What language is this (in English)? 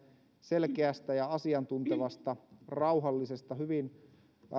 Finnish